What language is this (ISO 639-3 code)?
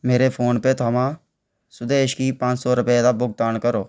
doi